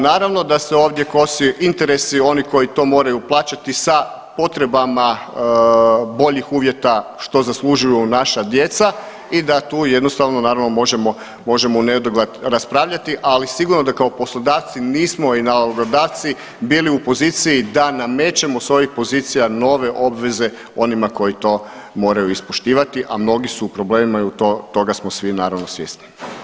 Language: Croatian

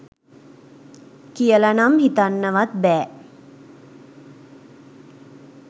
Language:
Sinhala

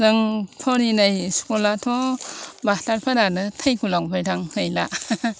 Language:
Bodo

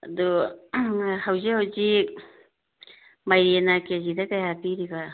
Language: Manipuri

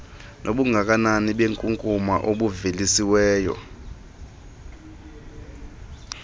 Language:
Xhosa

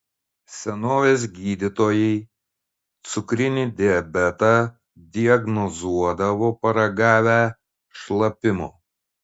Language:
Lithuanian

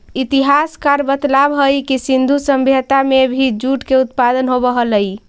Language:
Magahi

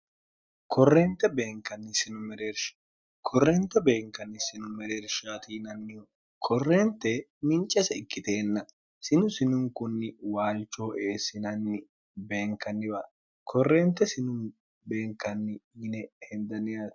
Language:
Sidamo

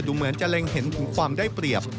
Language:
Thai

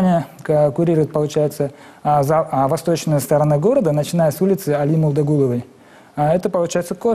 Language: Russian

